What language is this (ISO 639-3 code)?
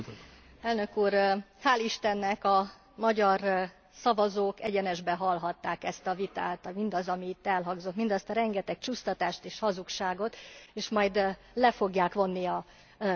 hun